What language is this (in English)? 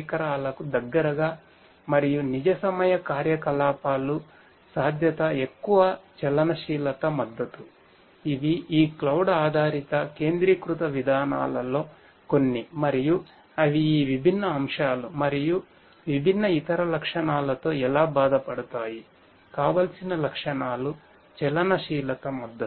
Telugu